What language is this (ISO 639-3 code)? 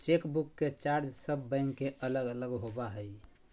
mag